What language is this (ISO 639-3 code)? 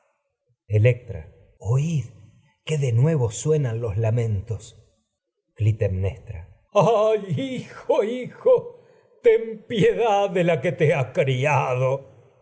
spa